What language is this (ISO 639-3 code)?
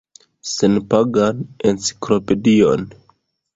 epo